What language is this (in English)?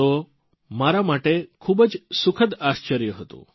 Gujarati